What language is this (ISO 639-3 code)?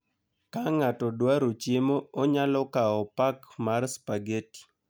luo